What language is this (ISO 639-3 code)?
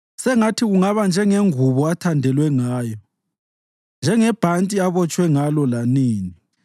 nde